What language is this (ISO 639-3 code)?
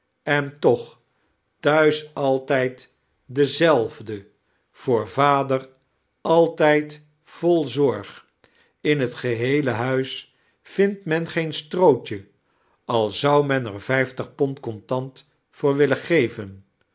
nld